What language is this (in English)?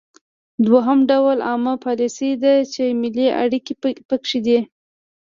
Pashto